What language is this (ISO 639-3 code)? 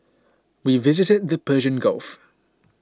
eng